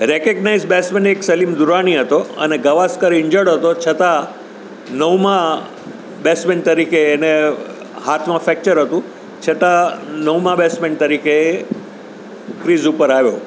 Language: Gujarati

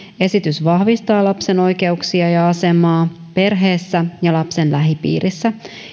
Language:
Finnish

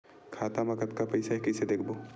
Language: Chhattisgarhi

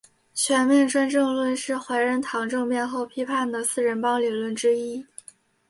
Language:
Chinese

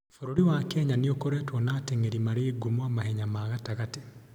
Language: Kikuyu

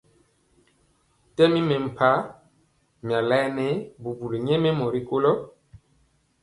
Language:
Mpiemo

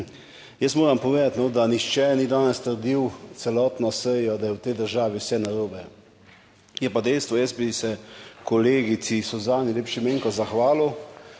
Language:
Slovenian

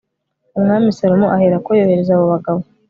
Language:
Kinyarwanda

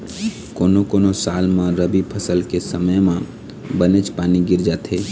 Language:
Chhattisgarhi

